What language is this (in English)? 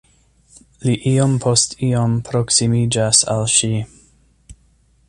Esperanto